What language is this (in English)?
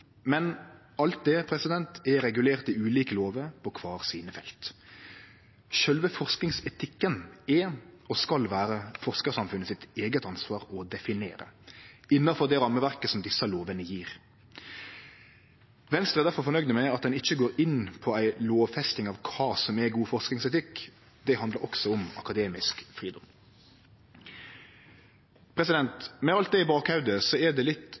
Norwegian Nynorsk